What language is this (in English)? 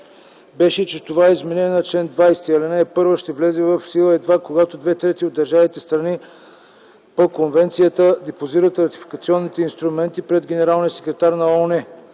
Bulgarian